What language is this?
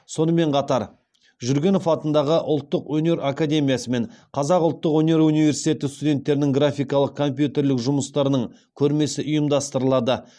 Kazakh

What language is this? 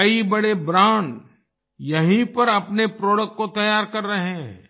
Hindi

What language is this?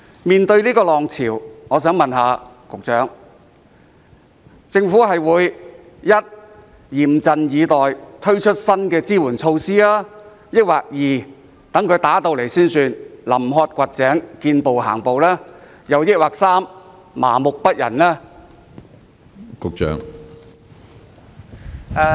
Cantonese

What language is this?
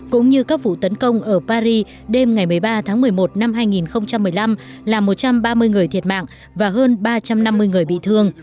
Vietnamese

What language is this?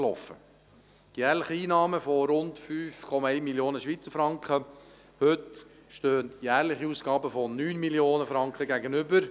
Swiss German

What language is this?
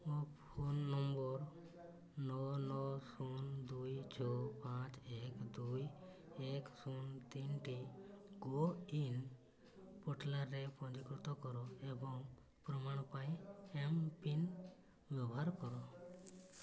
Odia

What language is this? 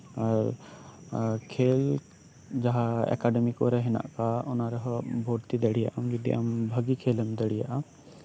Santali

